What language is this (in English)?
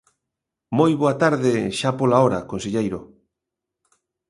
Galician